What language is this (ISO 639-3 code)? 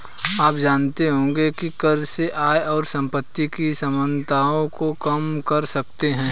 hin